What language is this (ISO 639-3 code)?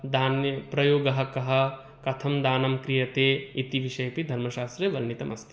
san